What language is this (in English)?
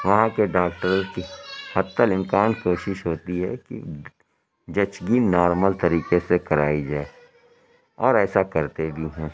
Urdu